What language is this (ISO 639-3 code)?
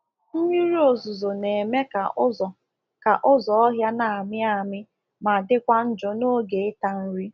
ibo